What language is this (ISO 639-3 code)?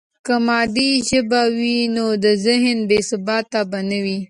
pus